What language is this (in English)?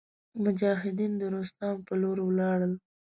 Pashto